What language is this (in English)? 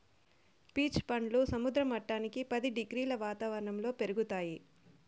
Telugu